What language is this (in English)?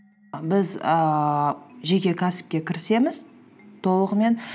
Kazakh